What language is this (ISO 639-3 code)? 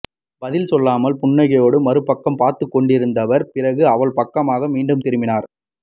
tam